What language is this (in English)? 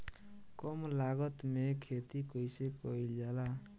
Bhojpuri